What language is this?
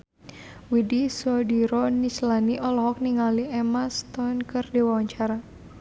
Sundanese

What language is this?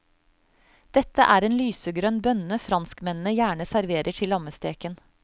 Norwegian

